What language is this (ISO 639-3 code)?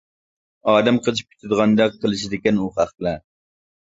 uig